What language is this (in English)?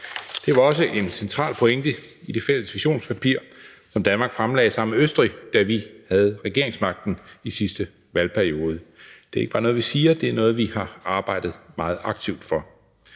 Danish